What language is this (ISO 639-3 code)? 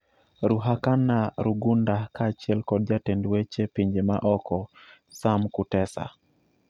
luo